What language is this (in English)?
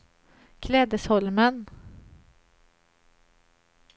Swedish